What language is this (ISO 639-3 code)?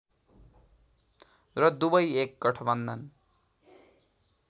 nep